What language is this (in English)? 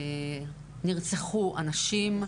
Hebrew